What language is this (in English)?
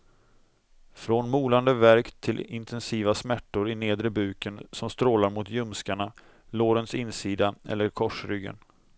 Swedish